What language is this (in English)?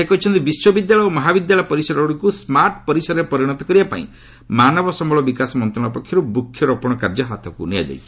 Odia